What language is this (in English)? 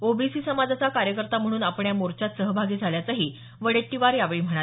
Marathi